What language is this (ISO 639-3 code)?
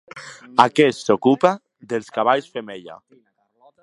cat